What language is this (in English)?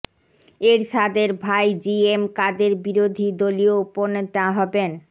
Bangla